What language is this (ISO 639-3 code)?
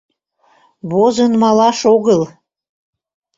chm